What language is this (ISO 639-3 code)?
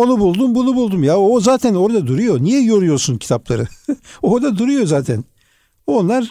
tur